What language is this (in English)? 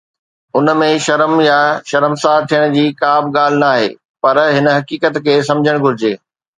Sindhi